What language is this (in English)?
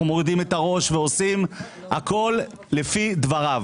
Hebrew